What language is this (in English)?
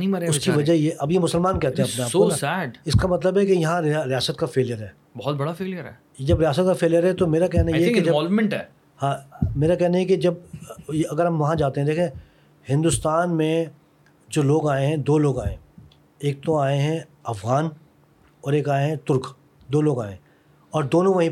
Urdu